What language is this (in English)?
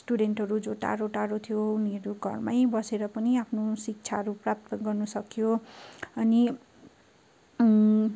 Nepali